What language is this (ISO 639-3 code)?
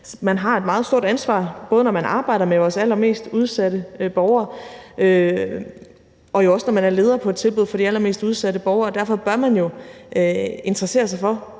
dan